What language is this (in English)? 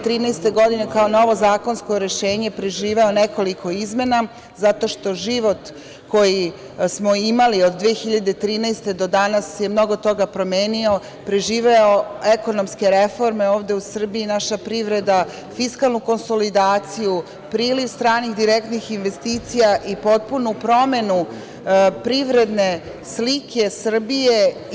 Serbian